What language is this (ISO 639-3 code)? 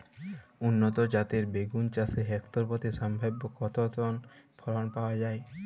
ben